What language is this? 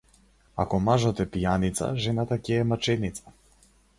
Macedonian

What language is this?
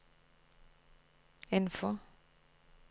Norwegian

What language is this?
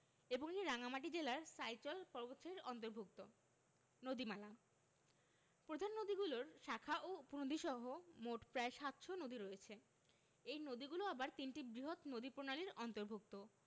Bangla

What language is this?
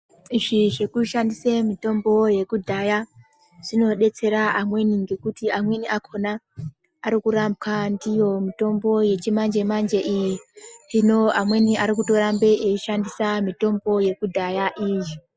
Ndau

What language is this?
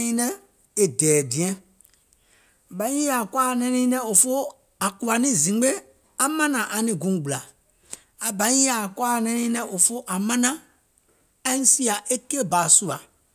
Gola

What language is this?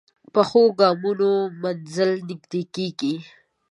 Pashto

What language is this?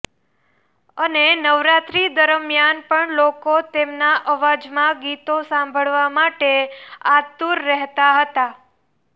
Gujarati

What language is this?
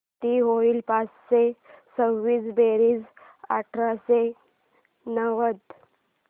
Marathi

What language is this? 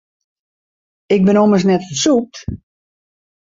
Western Frisian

